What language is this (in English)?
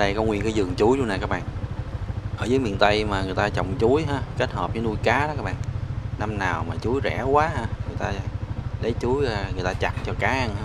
Vietnamese